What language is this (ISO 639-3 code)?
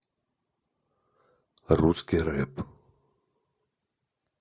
rus